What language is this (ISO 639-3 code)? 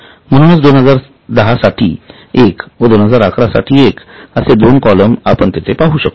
mar